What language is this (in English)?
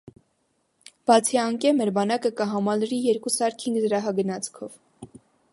Armenian